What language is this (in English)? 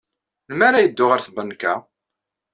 Kabyle